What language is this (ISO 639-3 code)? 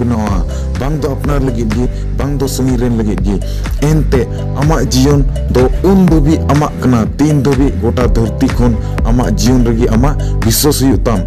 ind